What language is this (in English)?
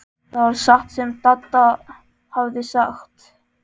Icelandic